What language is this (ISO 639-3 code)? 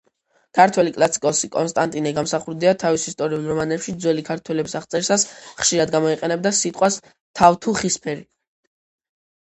kat